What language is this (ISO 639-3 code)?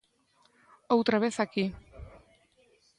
glg